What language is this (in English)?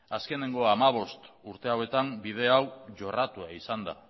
Basque